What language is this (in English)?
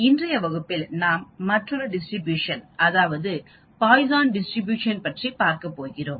Tamil